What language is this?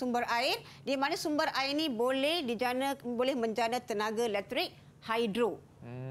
Malay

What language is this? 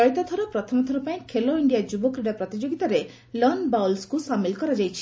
Odia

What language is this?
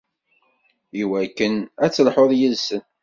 Kabyle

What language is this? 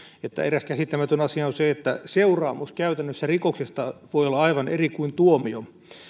Finnish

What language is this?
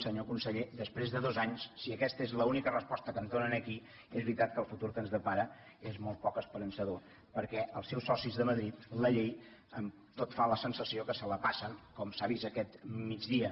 Catalan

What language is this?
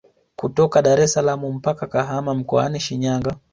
Swahili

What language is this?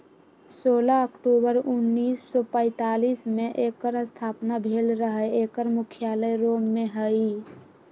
Magahi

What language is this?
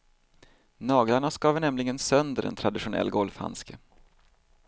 Swedish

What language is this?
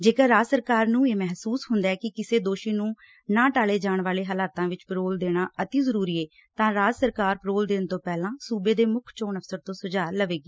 Punjabi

